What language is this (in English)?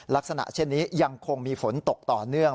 Thai